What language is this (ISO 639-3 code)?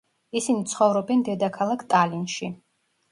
kat